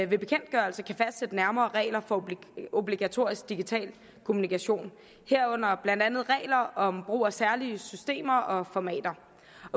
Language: Danish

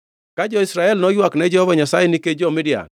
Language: Luo (Kenya and Tanzania)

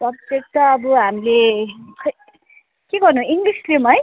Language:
Nepali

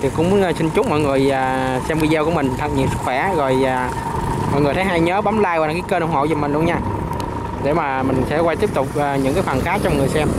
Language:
Vietnamese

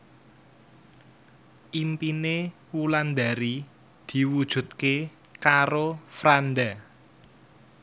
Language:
Javanese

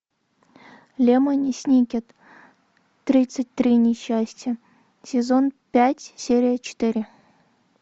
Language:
Russian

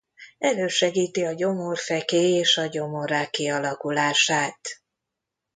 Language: Hungarian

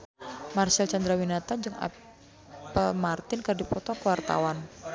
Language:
Sundanese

